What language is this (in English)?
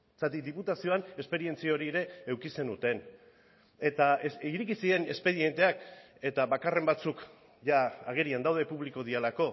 Basque